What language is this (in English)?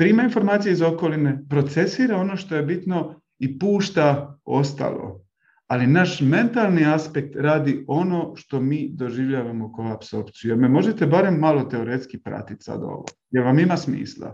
Croatian